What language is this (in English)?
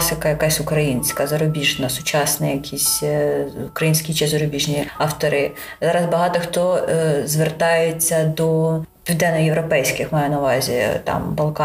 Ukrainian